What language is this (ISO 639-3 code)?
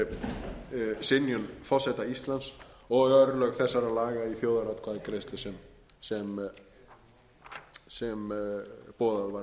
isl